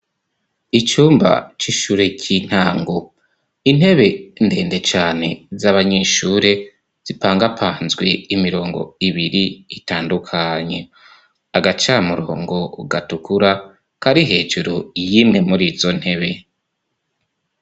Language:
Rundi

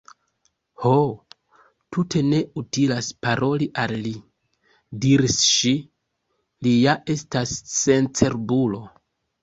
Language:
Esperanto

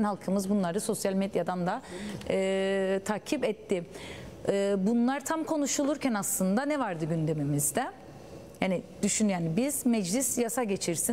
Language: Turkish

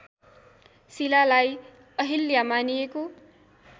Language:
Nepali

